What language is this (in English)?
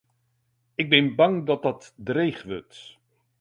Western Frisian